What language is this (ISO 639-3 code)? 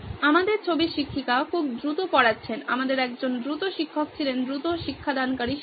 ben